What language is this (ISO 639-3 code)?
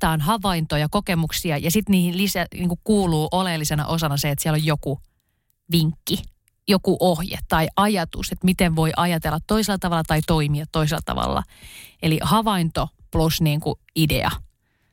fin